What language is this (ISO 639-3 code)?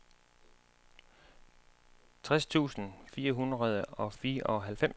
dan